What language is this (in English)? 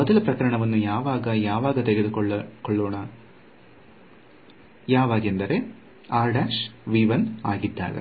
Kannada